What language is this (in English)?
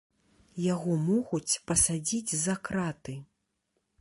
Belarusian